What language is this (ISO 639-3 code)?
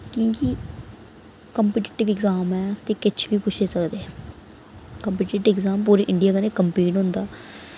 doi